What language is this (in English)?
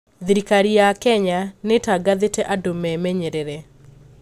Kikuyu